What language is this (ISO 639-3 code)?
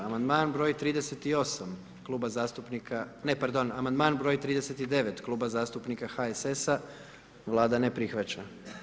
hrv